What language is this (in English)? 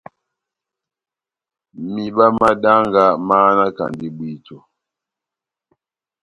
Batanga